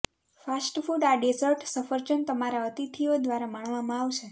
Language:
Gujarati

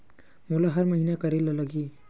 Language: Chhattisgarhi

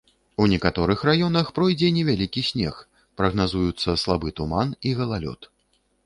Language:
Belarusian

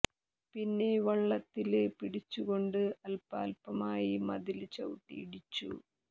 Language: Malayalam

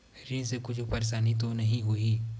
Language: Chhattisgarhi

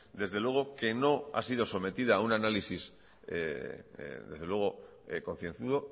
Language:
Spanish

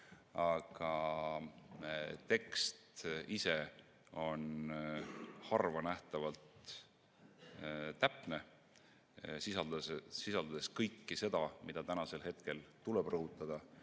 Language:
Estonian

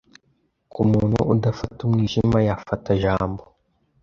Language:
Kinyarwanda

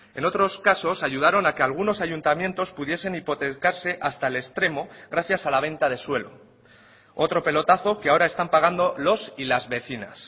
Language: Spanish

